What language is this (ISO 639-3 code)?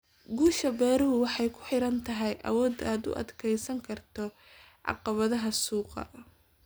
som